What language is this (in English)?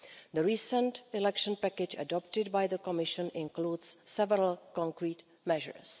English